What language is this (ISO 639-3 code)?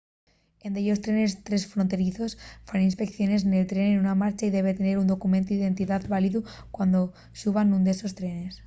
ast